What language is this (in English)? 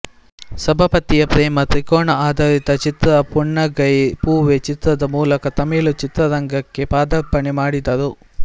Kannada